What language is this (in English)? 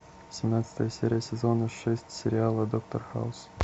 Russian